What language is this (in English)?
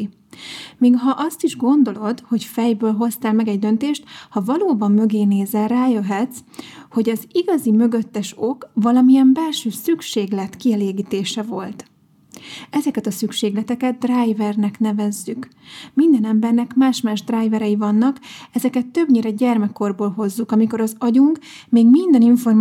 Hungarian